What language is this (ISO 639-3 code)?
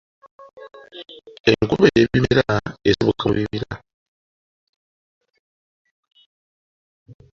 lug